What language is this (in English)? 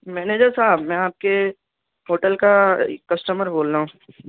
Urdu